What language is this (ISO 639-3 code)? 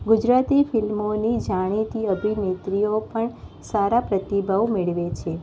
guj